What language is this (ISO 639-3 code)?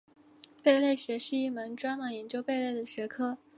zho